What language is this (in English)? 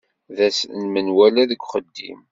Kabyle